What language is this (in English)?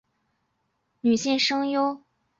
Chinese